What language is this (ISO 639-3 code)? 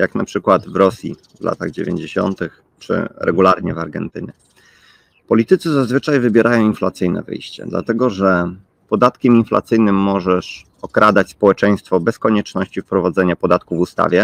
pol